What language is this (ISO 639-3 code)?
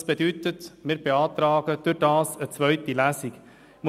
gsw